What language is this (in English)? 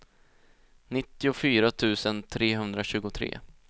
Swedish